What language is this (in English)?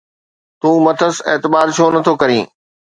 Sindhi